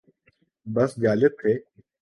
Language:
Urdu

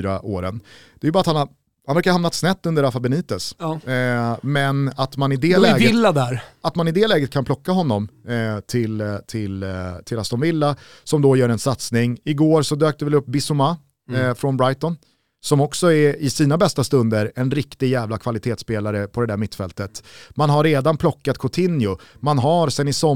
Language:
Swedish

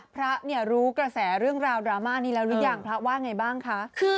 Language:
Thai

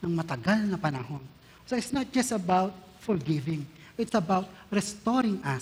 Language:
Filipino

